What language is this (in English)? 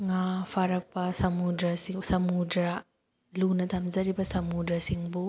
Manipuri